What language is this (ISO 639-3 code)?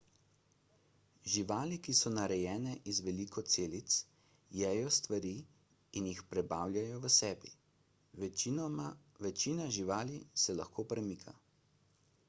slv